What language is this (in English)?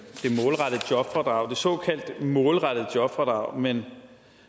Danish